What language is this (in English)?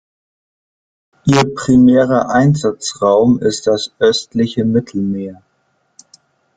German